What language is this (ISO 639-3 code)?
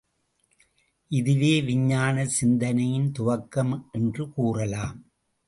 tam